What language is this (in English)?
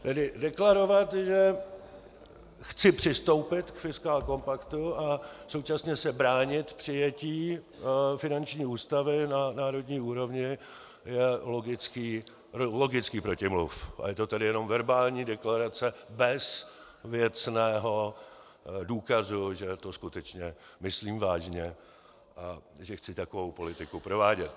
Czech